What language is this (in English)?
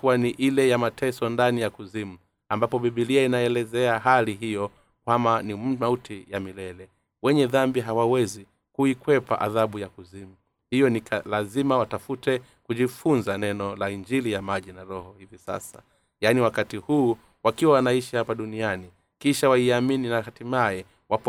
Swahili